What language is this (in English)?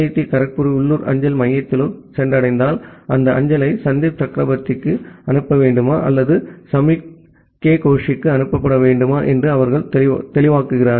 Tamil